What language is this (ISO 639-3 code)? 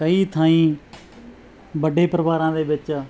pan